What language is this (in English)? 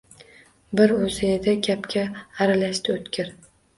Uzbek